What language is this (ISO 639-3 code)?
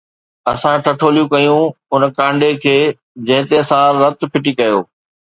snd